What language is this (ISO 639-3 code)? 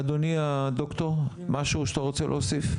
heb